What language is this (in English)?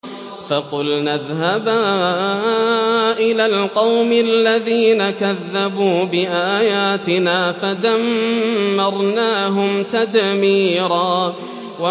Arabic